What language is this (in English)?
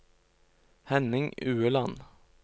Norwegian